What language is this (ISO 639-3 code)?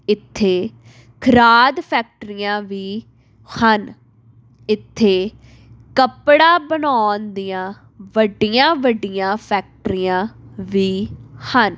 pan